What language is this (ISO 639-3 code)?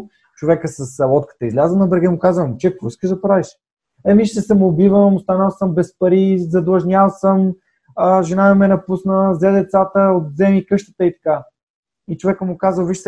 bul